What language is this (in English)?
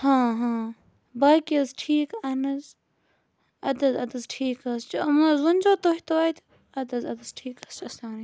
Kashmiri